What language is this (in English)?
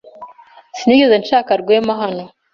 Kinyarwanda